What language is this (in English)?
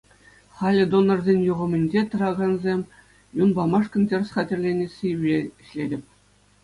Chuvash